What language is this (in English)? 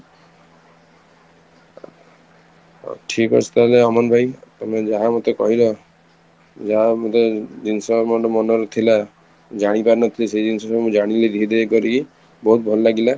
Odia